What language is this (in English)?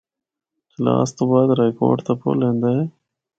Northern Hindko